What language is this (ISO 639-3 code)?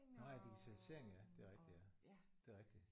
dan